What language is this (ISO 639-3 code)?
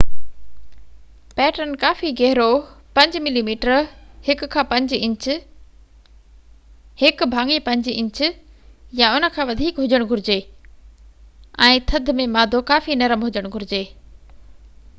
snd